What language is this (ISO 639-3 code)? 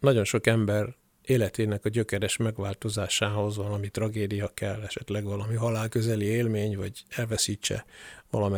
hun